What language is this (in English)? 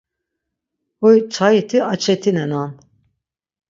Laz